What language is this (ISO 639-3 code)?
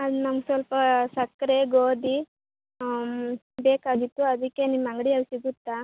kan